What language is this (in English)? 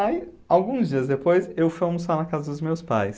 Portuguese